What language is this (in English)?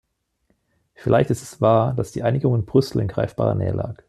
German